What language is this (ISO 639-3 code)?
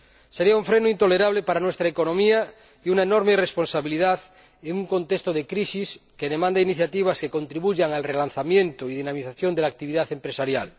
spa